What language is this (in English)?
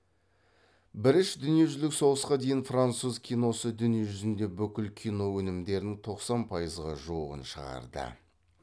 Kazakh